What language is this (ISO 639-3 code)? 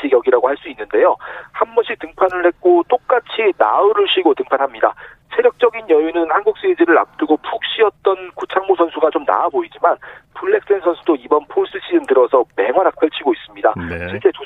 kor